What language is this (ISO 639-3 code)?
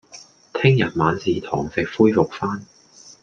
yue